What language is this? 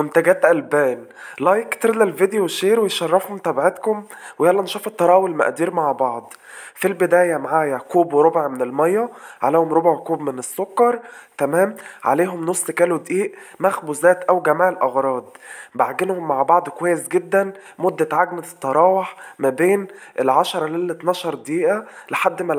Arabic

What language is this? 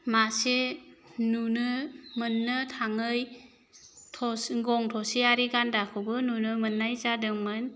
Bodo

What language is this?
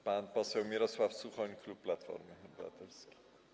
Polish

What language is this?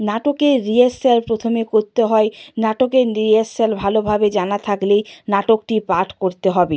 Bangla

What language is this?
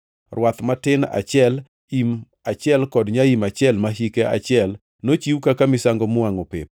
Luo (Kenya and Tanzania)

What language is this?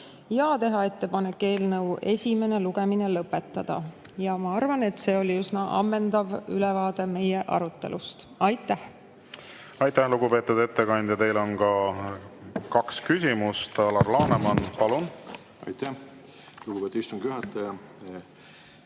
Estonian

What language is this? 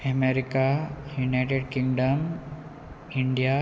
Konkani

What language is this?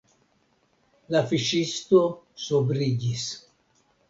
Esperanto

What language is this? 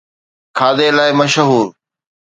Sindhi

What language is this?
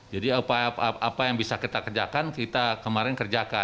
Indonesian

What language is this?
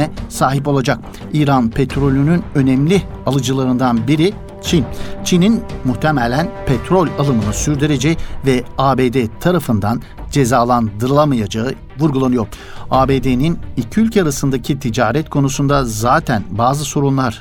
Turkish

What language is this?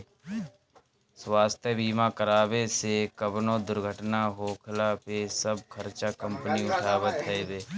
Bhojpuri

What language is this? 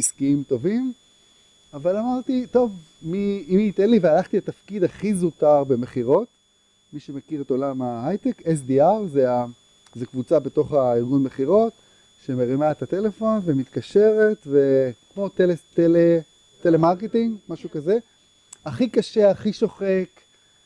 Hebrew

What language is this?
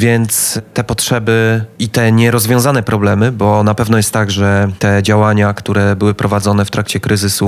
Polish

